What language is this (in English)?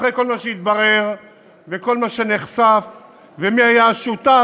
Hebrew